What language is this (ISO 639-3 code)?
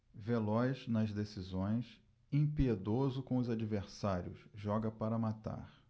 por